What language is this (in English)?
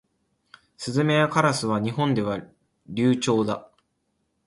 Japanese